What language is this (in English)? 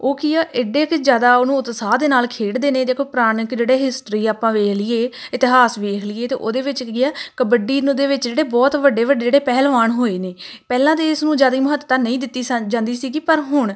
Punjabi